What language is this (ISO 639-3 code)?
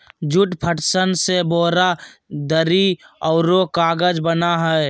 mag